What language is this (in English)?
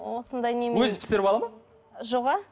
Kazakh